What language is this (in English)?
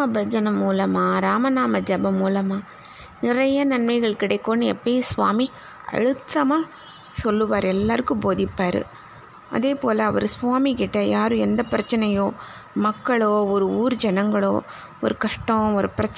Tamil